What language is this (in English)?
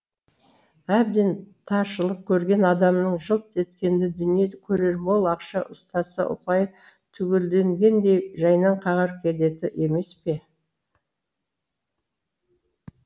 Kazakh